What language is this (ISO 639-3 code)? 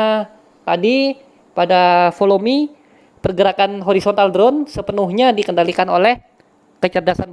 ind